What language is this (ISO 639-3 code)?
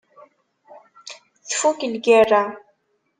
kab